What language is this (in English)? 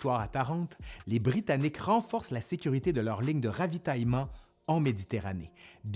French